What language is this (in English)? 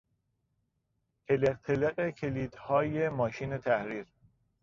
Persian